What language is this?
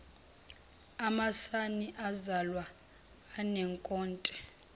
Zulu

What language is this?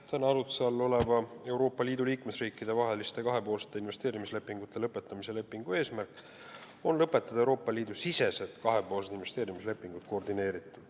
Estonian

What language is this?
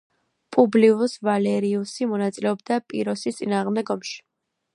Georgian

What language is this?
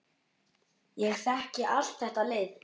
Icelandic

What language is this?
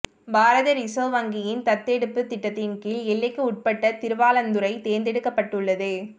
Tamil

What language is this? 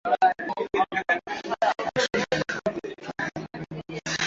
Swahili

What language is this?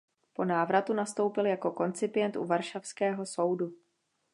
Czech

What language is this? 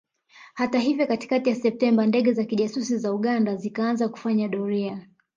Swahili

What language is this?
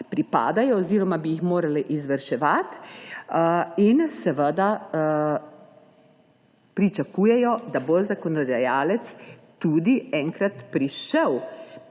Slovenian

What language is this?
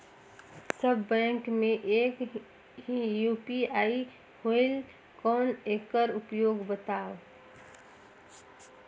Chhattisgarhi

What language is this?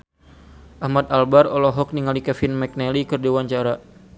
Sundanese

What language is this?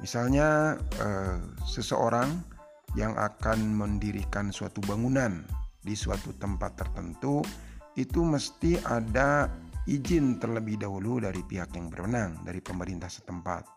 Indonesian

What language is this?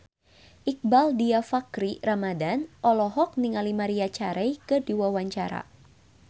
Sundanese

